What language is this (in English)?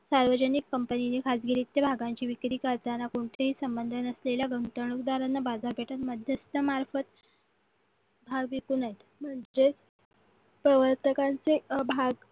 Marathi